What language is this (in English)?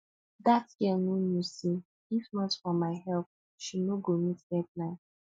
Nigerian Pidgin